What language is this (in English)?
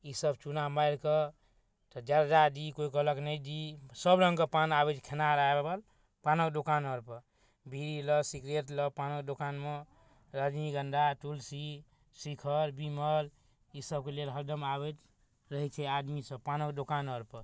Maithili